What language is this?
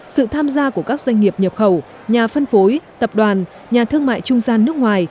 Vietnamese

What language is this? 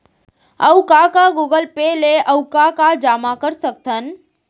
Chhattisgarhi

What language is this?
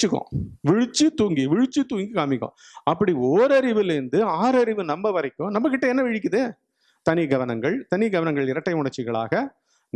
Tamil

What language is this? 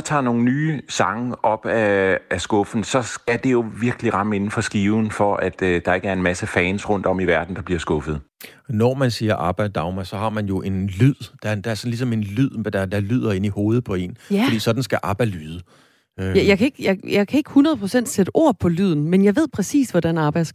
Danish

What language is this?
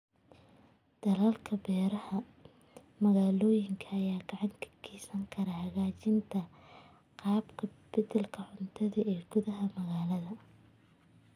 Somali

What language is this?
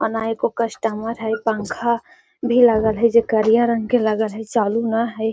Magahi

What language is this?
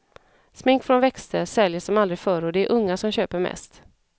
Swedish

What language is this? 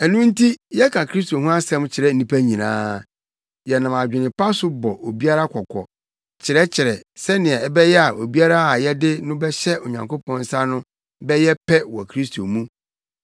Akan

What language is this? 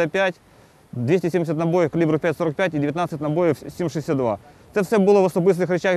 Ukrainian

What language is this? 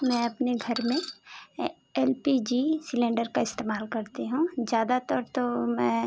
Hindi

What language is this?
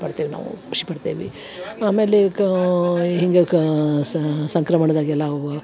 Kannada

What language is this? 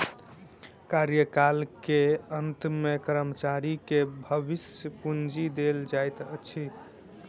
Maithili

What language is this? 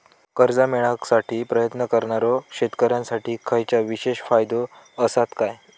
Marathi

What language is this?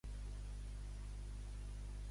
Catalan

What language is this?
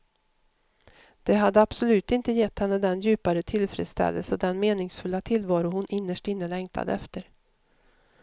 Swedish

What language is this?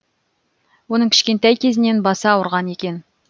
Kazakh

